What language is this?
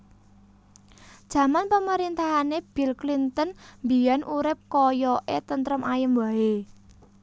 Javanese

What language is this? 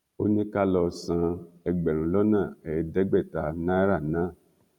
Yoruba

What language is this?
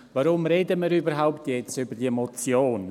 Swiss German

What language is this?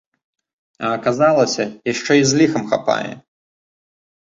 Belarusian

